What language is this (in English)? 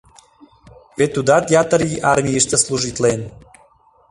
Mari